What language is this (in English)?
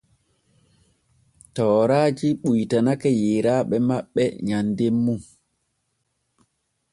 Borgu Fulfulde